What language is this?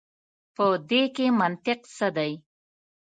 Pashto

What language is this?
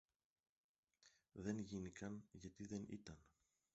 Greek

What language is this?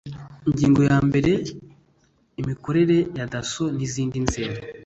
Kinyarwanda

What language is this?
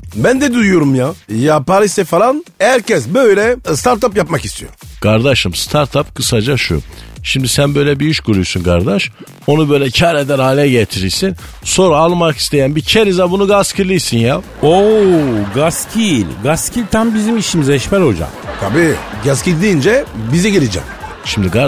Turkish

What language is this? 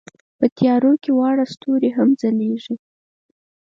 Pashto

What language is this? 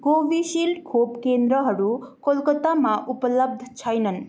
Nepali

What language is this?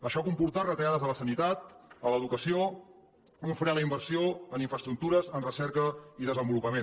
Catalan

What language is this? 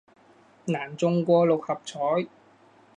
Cantonese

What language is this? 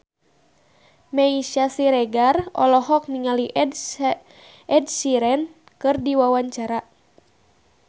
Sundanese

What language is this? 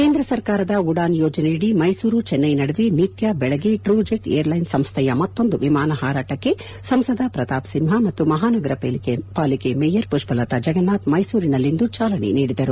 Kannada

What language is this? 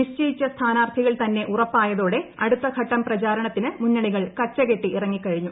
Malayalam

